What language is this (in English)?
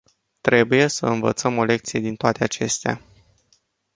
Romanian